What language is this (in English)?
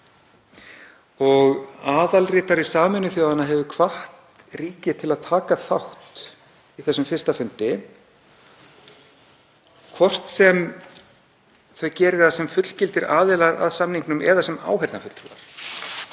Icelandic